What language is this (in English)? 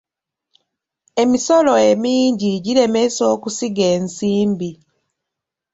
Ganda